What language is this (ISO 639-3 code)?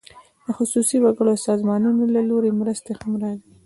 pus